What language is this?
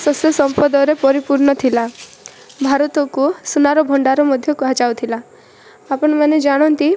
Odia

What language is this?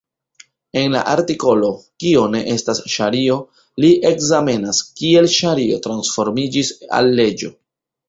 Esperanto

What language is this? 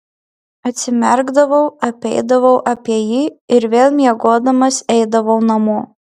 Lithuanian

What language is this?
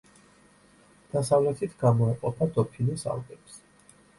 Georgian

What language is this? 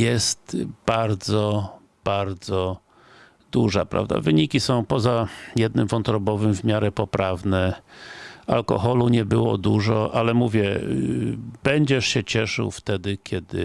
Polish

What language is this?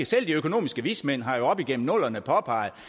Danish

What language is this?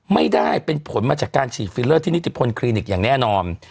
Thai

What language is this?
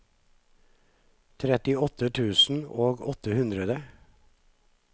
Norwegian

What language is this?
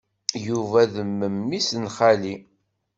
Kabyle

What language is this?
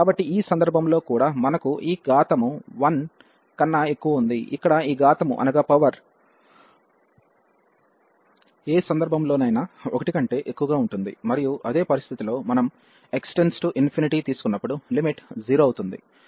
Telugu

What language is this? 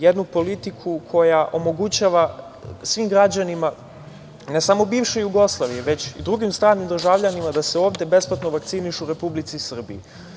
Serbian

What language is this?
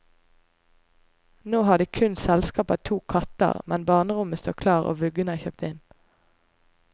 Norwegian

